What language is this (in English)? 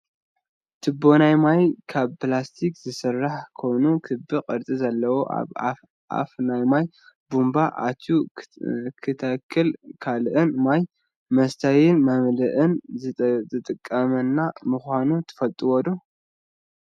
Tigrinya